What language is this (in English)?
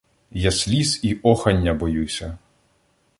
Ukrainian